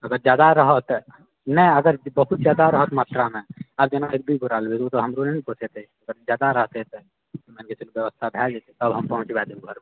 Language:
Maithili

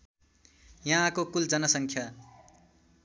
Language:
Nepali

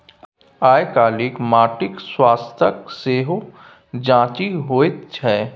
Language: Maithili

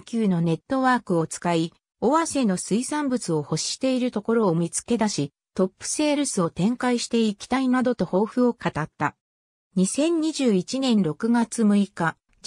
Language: Japanese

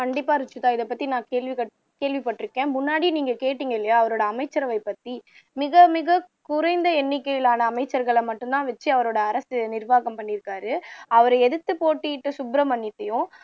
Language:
Tamil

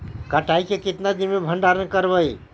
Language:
Magahi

